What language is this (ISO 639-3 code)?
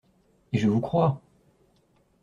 fra